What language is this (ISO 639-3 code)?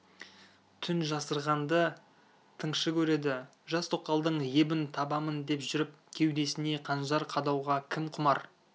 kaz